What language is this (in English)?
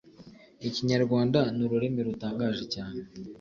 Kinyarwanda